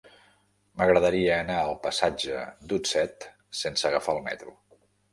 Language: Catalan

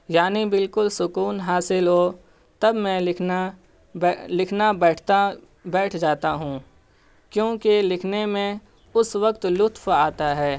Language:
Urdu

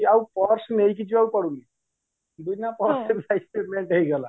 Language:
Odia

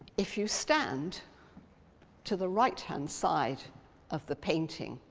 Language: English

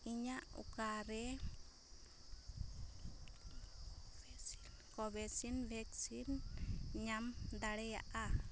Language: Santali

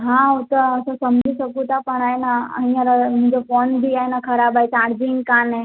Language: Sindhi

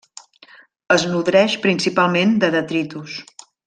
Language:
Catalan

